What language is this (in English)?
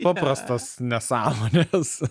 Lithuanian